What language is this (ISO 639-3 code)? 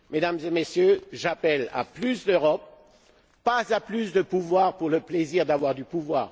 fra